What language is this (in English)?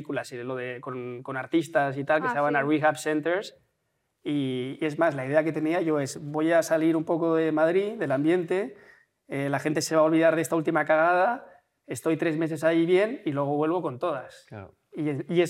Spanish